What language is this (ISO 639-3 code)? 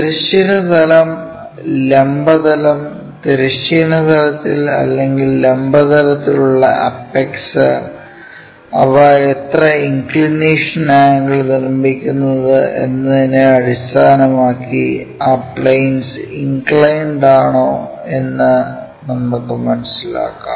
mal